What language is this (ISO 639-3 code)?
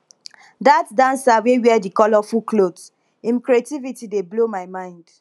pcm